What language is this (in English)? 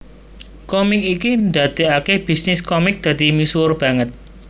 Javanese